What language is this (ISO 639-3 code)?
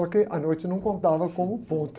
por